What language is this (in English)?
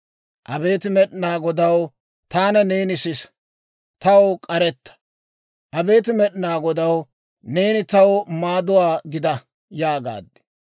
Dawro